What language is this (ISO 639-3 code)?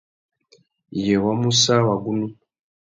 bag